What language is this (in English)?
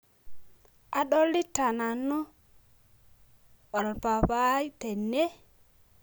Masai